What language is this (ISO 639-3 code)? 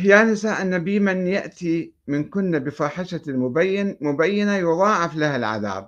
ara